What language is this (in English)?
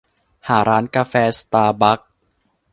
Thai